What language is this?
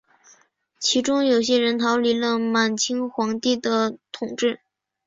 Chinese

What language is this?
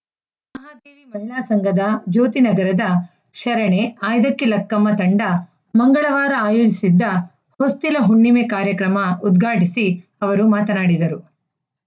Kannada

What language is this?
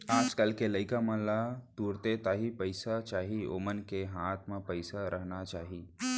Chhattisgarhi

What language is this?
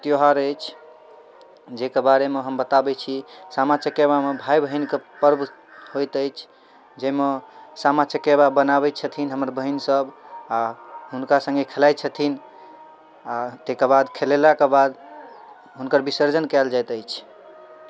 Maithili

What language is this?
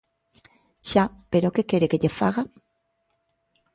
Galician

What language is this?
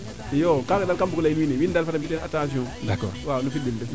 Serer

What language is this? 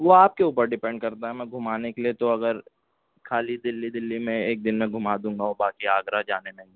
Urdu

